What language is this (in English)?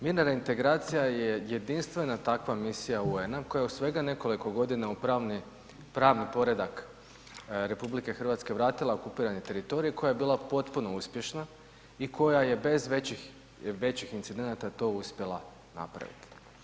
Croatian